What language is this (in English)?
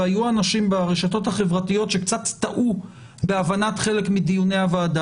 Hebrew